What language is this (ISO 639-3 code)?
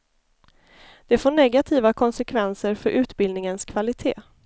swe